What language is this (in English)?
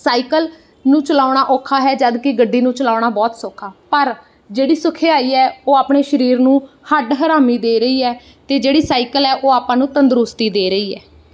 Punjabi